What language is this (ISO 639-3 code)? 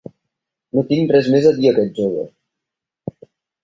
cat